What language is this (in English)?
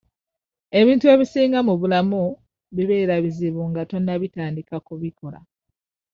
Ganda